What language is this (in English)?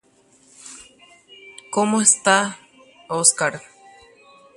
Guarani